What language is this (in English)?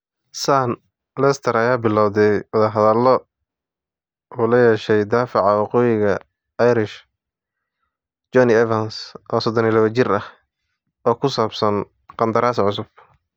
Somali